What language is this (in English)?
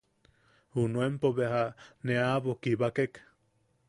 Yaqui